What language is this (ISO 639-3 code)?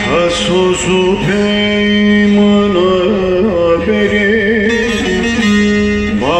ron